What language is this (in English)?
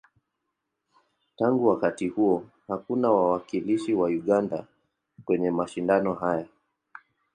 Swahili